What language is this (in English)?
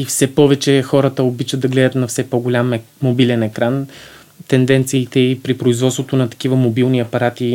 Bulgarian